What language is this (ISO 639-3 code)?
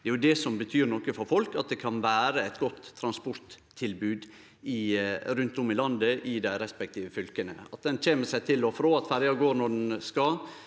nor